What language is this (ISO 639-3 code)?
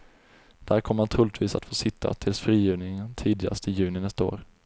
swe